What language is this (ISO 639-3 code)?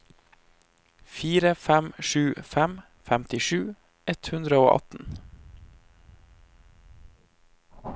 nor